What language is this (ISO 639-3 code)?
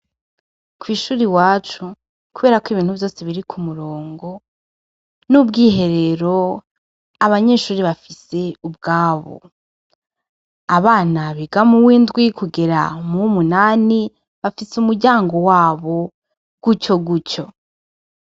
run